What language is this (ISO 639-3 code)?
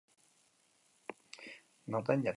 eus